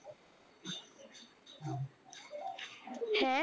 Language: Punjabi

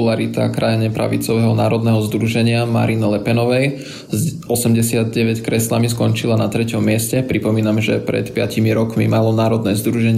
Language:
Slovak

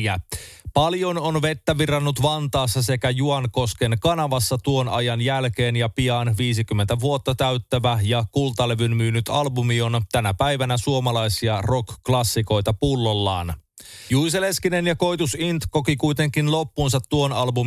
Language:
Finnish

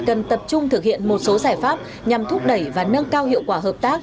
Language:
Vietnamese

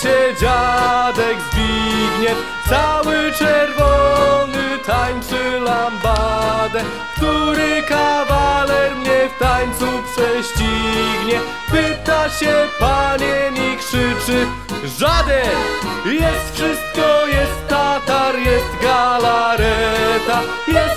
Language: Polish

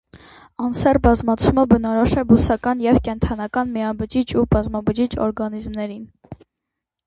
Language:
Armenian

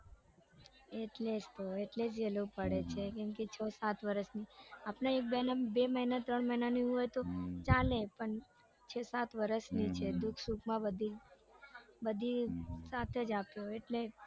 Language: Gujarati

